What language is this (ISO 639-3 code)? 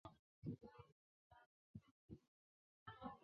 zho